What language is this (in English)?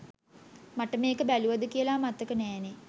Sinhala